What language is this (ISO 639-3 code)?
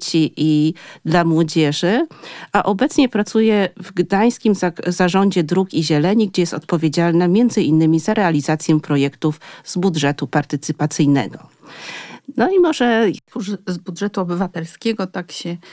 pol